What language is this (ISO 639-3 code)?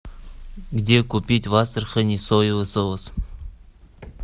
rus